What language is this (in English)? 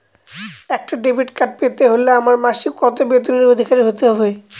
Bangla